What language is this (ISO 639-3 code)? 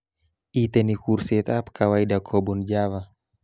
kln